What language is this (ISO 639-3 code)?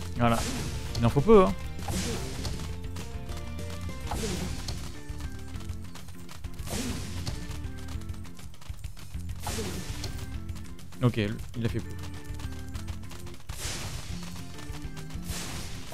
fra